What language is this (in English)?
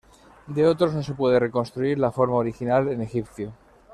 Spanish